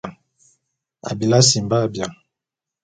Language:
Bulu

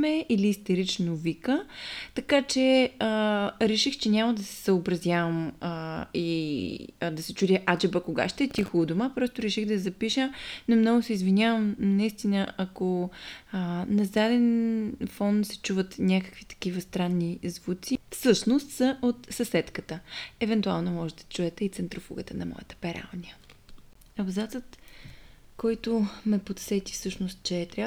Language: Bulgarian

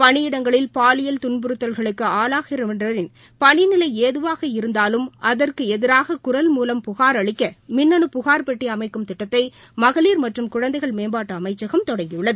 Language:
Tamil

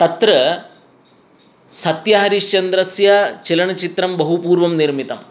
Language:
Sanskrit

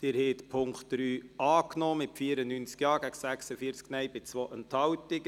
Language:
Swiss German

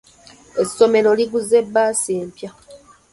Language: Ganda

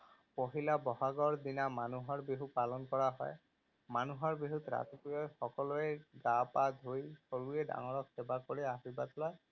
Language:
Assamese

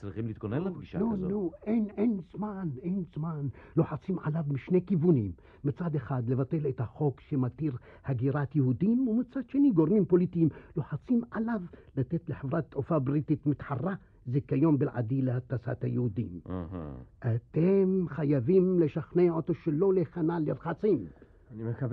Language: Hebrew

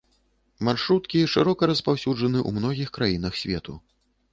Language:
Belarusian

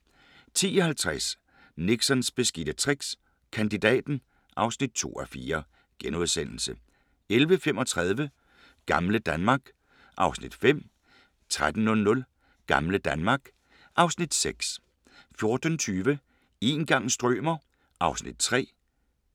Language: Danish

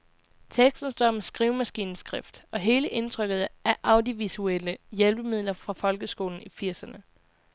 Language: Danish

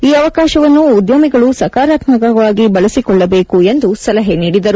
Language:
Kannada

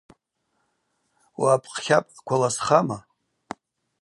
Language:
Abaza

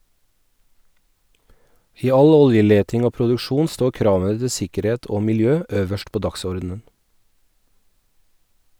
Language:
Norwegian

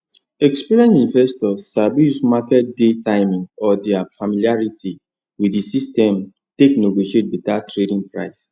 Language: Nigerian Pidgin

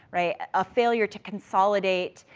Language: English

